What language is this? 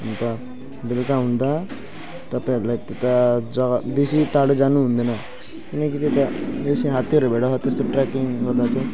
Nepali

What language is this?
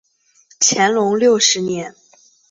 Chinese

